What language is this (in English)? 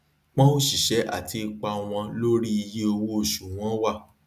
Yoruba